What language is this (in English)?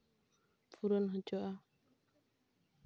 Santali